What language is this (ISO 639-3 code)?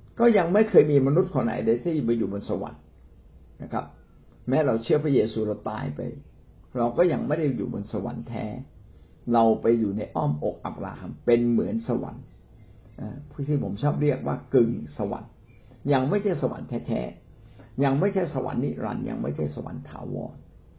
tha